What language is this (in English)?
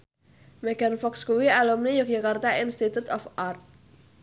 Javanese